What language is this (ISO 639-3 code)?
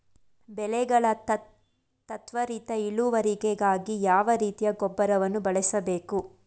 kan